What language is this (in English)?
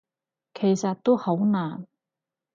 Cantonese